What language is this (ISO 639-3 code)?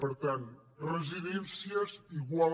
cat